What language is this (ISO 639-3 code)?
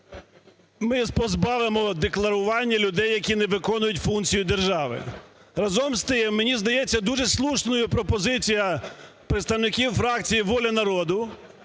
ukr